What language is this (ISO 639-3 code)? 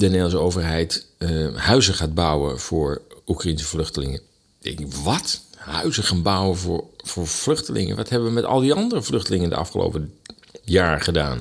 nld